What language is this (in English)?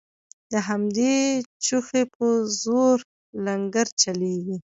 Pashto